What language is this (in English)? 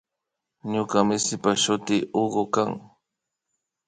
Imbabura Highland Quichua